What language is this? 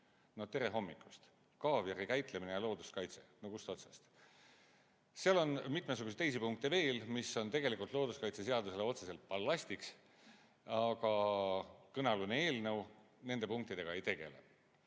Estonian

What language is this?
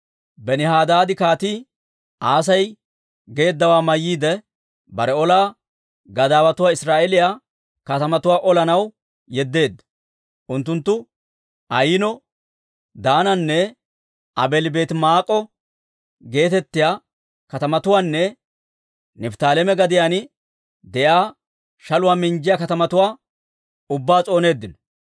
Dawro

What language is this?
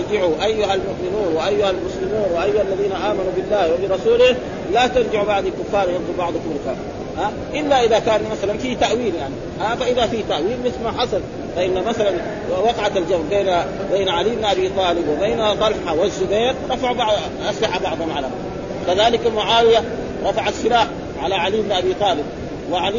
Arabic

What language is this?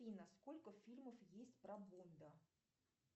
Russian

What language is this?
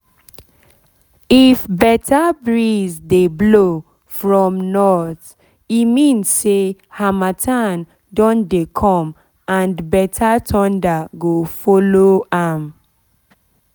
Nigerian Pidgin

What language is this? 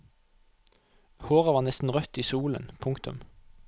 Norwegian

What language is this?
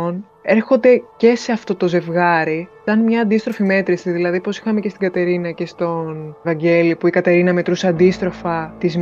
Greek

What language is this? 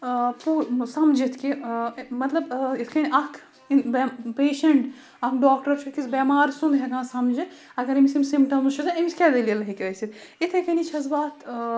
Kashmiri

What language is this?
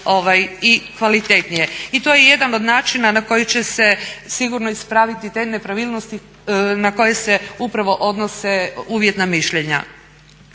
Croatian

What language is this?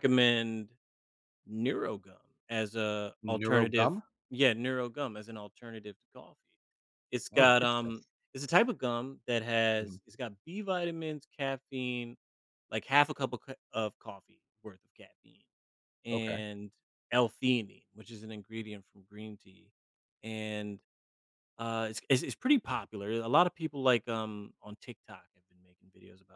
English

